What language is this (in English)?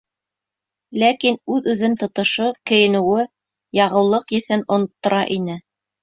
Bashkir